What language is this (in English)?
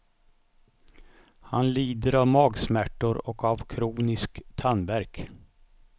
Swedish